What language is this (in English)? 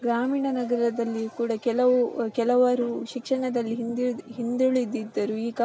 Kannada